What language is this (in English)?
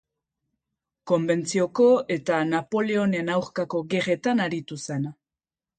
Basque